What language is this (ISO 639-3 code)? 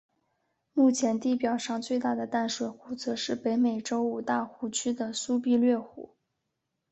zho